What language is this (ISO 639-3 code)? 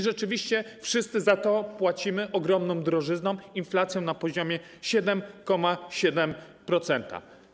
pol